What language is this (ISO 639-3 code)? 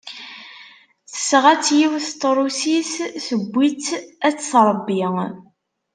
kab